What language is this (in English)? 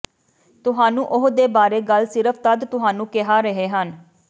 Punjabi